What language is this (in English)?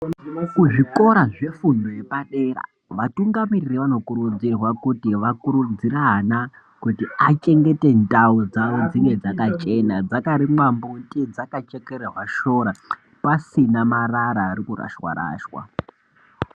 Ndau